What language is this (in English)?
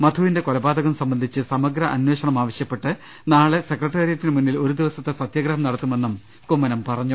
Malayalam